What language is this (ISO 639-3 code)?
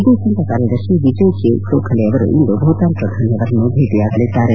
kan